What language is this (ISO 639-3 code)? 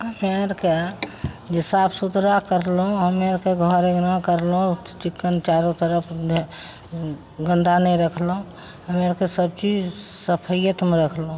mai